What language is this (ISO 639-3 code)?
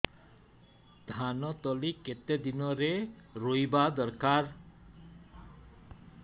ori